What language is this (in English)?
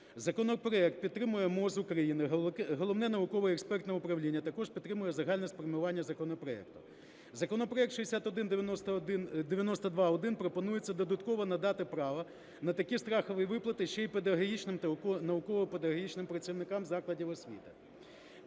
Ukrainian